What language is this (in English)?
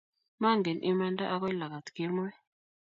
Kalenjin